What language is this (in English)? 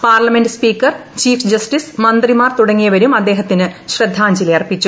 Malayalam